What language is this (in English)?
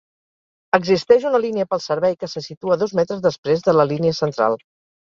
Catalan